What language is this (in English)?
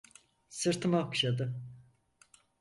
Turkish